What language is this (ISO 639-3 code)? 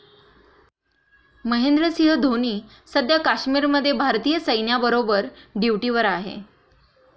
mar